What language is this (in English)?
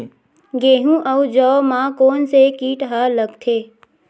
Chhattisgarhi